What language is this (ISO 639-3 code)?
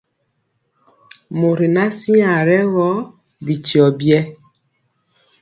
mcx